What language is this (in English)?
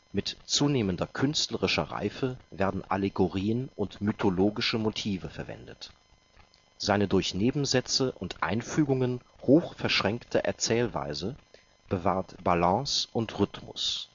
German